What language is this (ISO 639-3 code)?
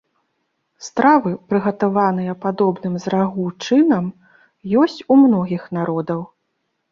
bel